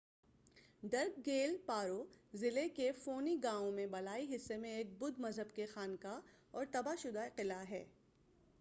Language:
Urdu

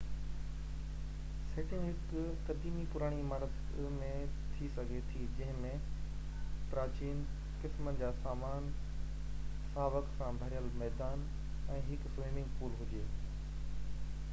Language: Sindhi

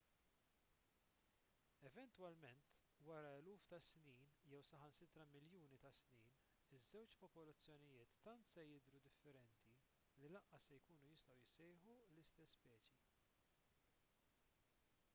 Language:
Maltese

